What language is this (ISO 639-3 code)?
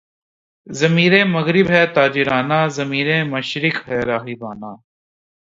urd